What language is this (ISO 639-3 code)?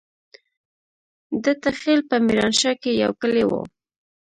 pus